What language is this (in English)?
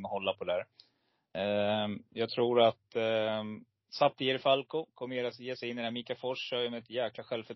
Swedish